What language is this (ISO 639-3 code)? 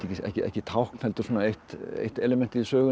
isl